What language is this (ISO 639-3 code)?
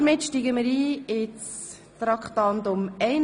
gsw